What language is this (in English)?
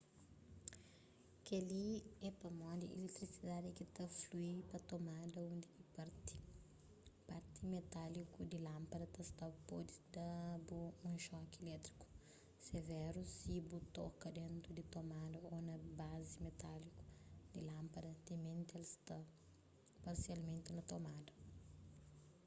Kabuverdianu